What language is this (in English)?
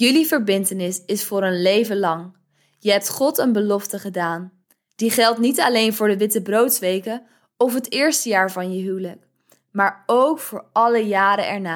Dutch